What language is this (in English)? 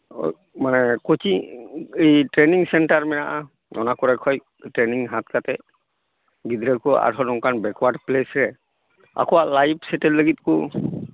Santali